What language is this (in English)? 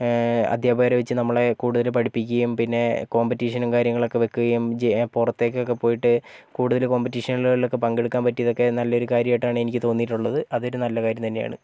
Malayalam